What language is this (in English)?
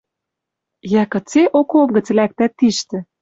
Western Mari